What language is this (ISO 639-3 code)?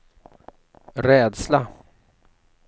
swe